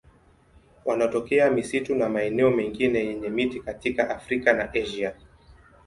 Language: Swahili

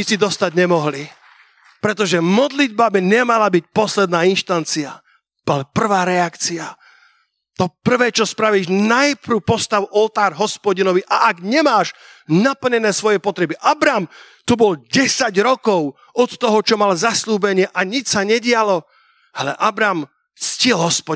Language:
Slovak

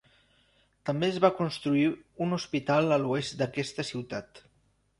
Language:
Catalan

